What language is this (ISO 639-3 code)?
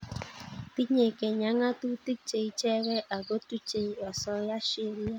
kln